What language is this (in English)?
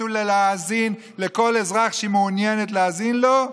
Hebrew